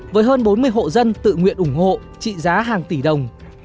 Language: Vietnamese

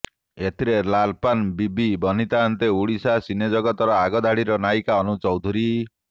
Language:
Odia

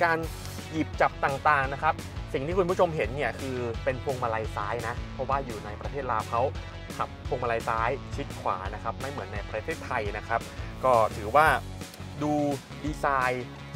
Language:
Thai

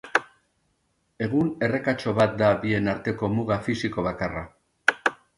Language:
Basque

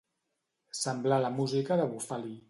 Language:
Catalan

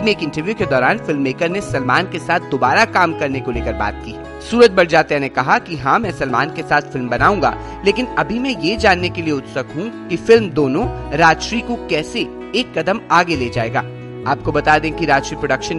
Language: Hindi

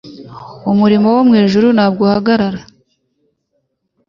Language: Kinyarwanda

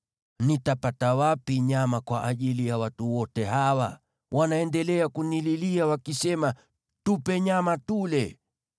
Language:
Swahili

